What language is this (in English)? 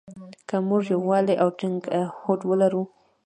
Pashto